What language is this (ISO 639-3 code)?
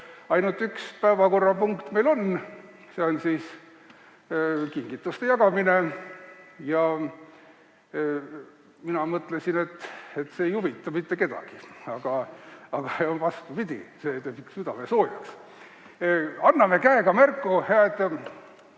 est